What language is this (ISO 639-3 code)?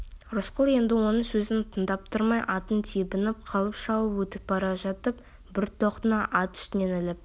kaz